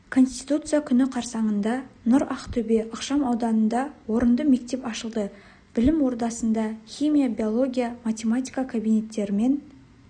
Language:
Kazakh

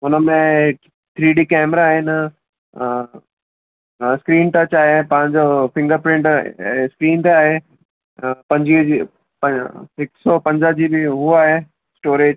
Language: Sindhi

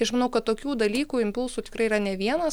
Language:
Lithuanian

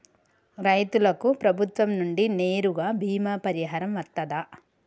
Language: Telugu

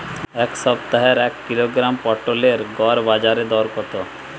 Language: Bangla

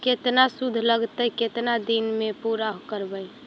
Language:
Magahi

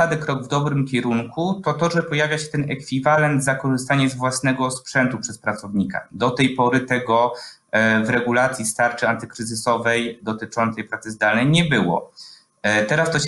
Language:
Polish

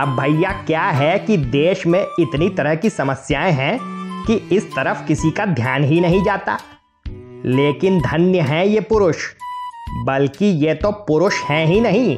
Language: Hindi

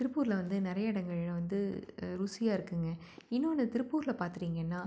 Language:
Tamil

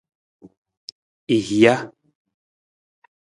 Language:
Nawdm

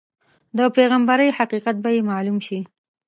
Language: Pashto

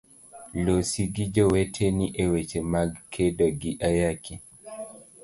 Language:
Luo (Kenya and Tanzania)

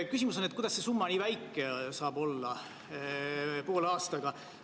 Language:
Estonian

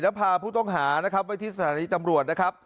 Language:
Thai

